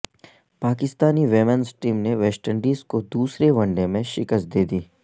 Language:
Urdu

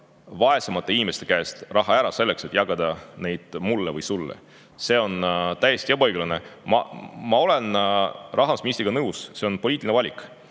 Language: Estonian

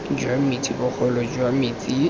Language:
Tswana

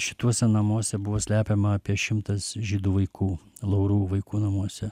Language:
Lithuanian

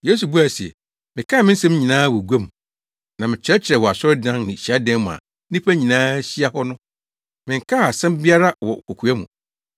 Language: Akan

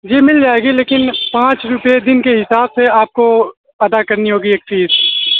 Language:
Urdu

